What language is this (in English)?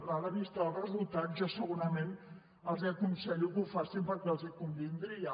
Catalan